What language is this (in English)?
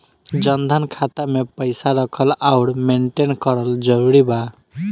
Bhojpuri